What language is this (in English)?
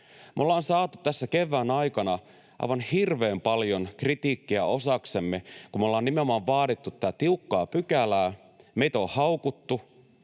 Finnish